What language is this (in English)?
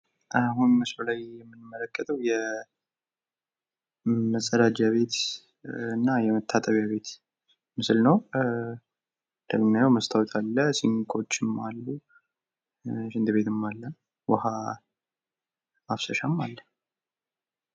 Amharic